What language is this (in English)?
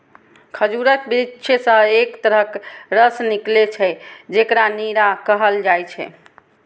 Maithili